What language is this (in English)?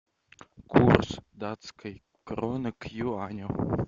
Russian